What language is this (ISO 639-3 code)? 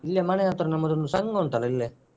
kan